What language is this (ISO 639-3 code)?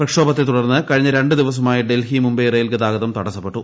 mal